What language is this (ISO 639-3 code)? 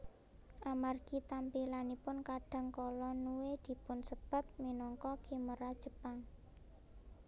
jav